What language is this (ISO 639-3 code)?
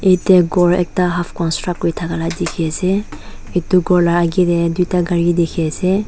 nag